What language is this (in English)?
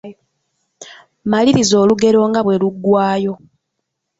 Ganda